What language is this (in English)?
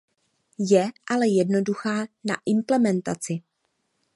Czech